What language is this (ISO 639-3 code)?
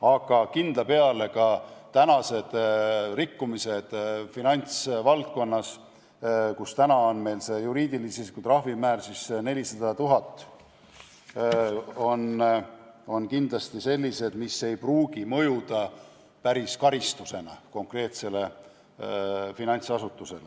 est